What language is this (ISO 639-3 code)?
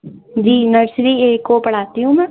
urd